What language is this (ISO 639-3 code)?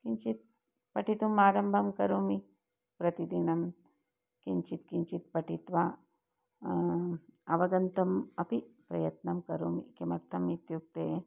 san